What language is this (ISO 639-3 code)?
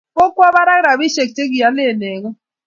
kln